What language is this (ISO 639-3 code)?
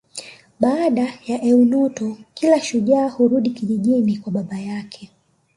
swa